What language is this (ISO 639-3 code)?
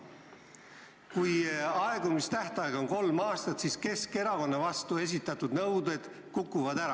est